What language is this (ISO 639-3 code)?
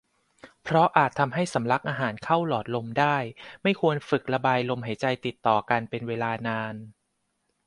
tha